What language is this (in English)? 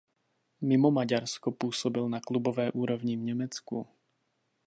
Czech